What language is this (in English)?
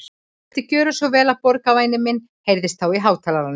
Icelandic